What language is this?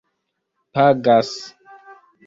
Esperanto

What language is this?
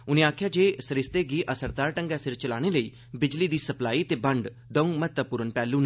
Dogri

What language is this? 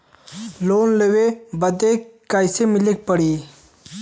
Bhojpuri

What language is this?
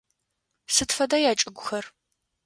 Adyghe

